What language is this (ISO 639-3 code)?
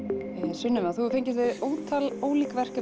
isl